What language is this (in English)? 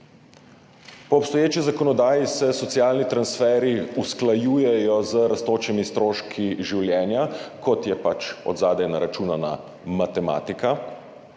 Slovenian